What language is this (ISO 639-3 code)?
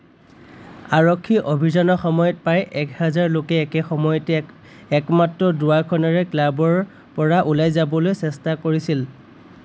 asm